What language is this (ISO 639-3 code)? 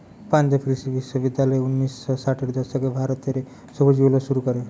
ben